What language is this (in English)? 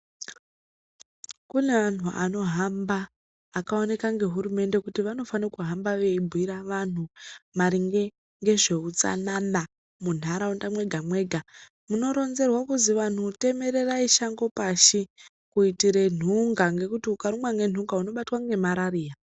Ndau